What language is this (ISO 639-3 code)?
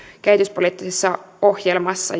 fin